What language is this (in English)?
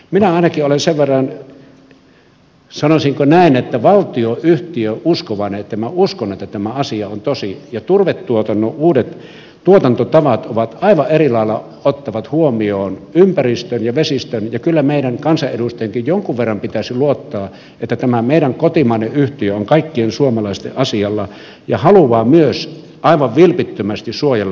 Finnish